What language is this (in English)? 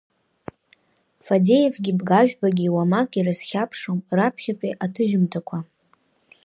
Abkhazian